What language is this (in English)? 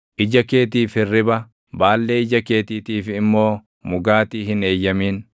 Oromo